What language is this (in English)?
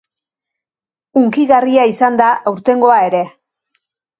Basque